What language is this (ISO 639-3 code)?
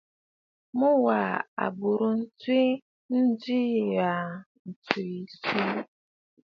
bfd